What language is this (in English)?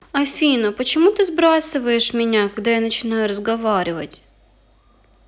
Russian